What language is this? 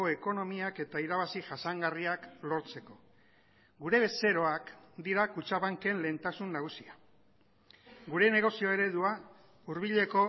Basque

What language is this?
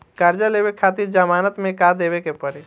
Bhojpuri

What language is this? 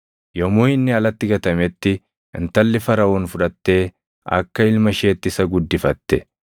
Oromo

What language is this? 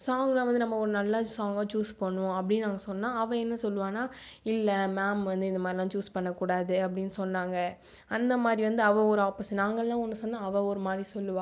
Tamil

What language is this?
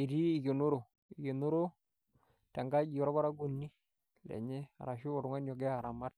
Masai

